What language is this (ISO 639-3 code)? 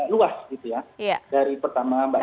ind